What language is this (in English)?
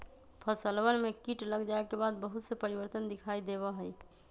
Magahi